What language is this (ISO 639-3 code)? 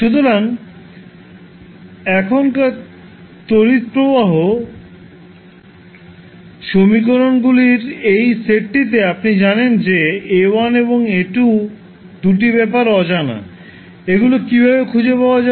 ben